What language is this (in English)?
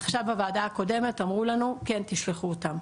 Hebrew